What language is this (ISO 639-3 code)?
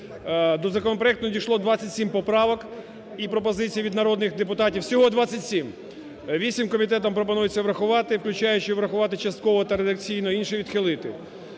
ukr